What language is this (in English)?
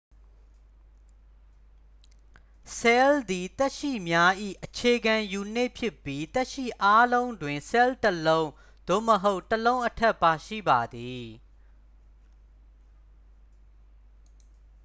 Burmese